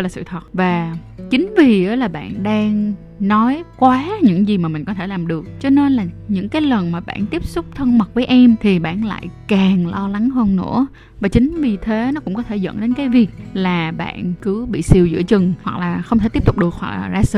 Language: Vietnamese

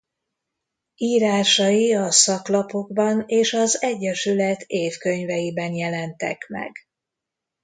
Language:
Hungarian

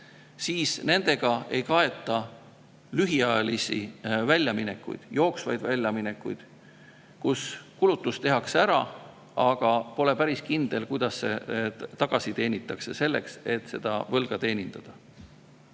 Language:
Estonian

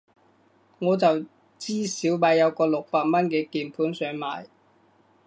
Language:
Cantonese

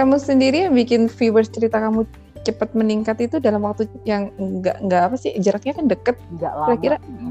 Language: Indonesian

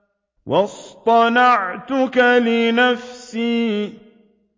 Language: Arabic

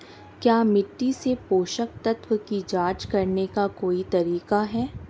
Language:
Hindi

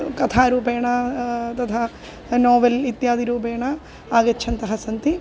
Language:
Sanskrit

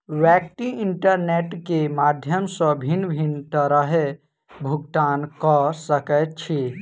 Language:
Maithili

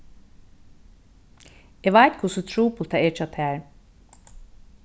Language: Faroese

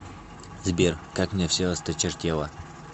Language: Russian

